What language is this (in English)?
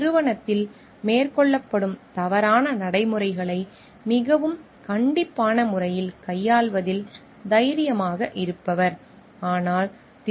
Tamil